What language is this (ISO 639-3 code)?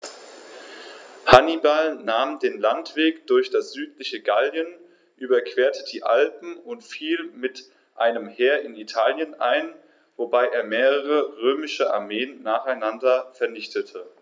deu